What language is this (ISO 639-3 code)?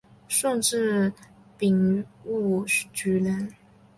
zho